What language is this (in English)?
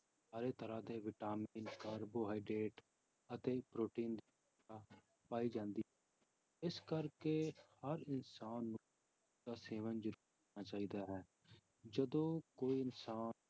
Punjabi